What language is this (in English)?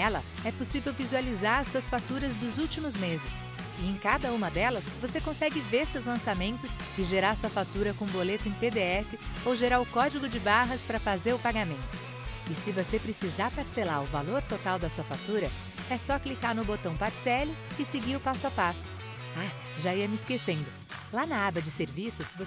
Portuguese